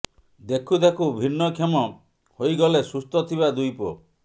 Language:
Odia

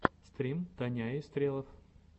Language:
Russian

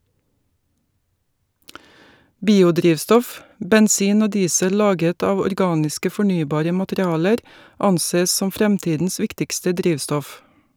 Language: Norwegian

